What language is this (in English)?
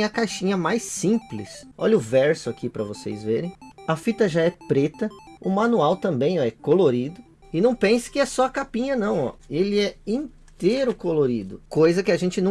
Portuguese